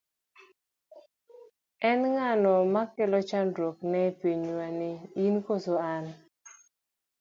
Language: Luo (Kenya and Tanzania)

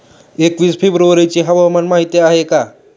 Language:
Marathi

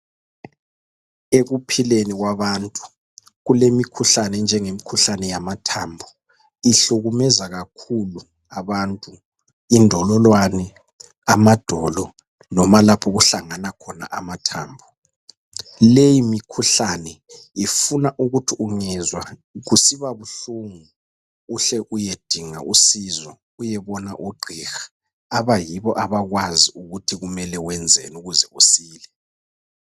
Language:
North Ndebele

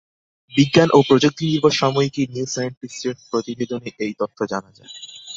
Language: Bangla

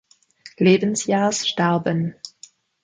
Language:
German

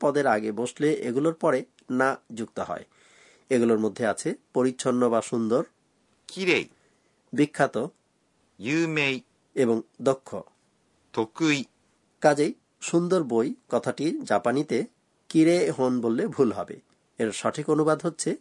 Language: Bangla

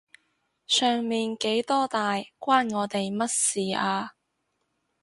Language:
Cantonese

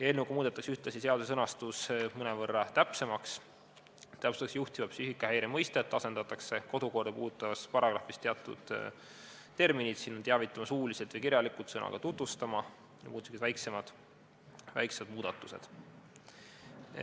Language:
Estonian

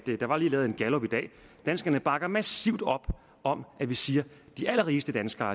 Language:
Danish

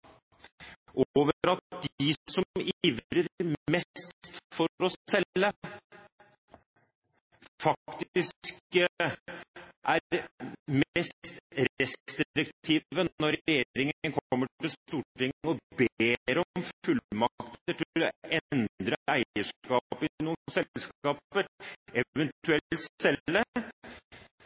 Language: Norwegian Bokmål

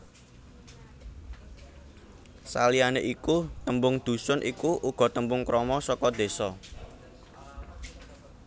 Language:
Javanese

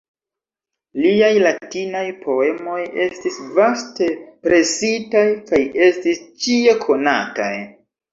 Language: Esperanto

